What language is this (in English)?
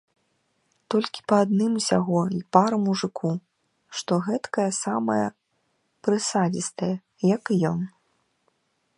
Belarusian